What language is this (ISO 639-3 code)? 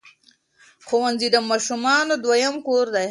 pus